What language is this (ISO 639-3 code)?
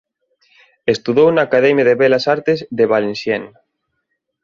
glg